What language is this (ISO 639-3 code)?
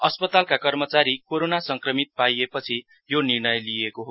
nep